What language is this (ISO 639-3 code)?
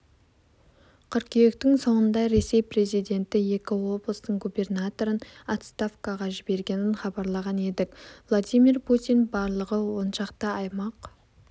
kaz